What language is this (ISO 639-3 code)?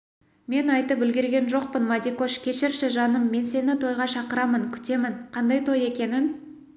kaz